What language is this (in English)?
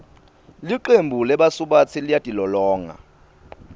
Swati